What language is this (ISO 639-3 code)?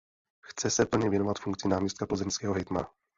ces